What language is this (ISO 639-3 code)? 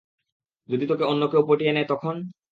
ben